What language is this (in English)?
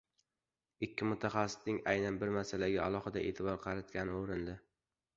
Uzbek